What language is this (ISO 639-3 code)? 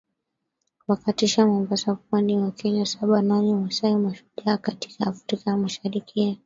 swa